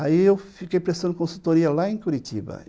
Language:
Portuguese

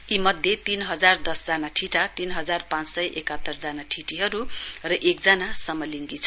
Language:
Nepali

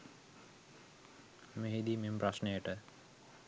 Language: Sinhala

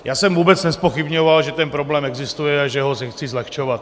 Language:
Czech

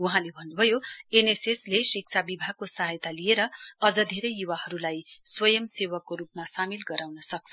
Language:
Nepali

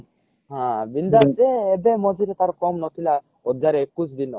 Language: Odia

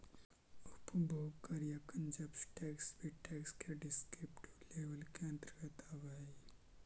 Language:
Magahi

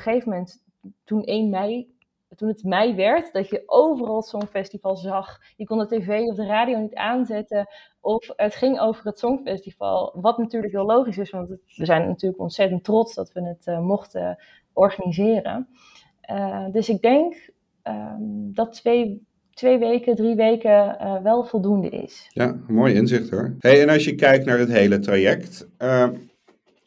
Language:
Dutch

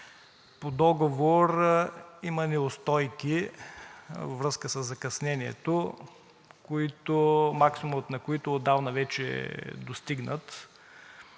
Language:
Bulgarian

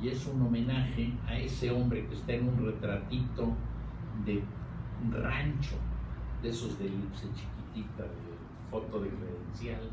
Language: Spanish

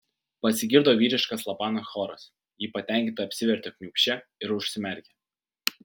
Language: Lithuanian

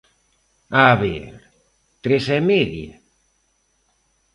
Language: Galician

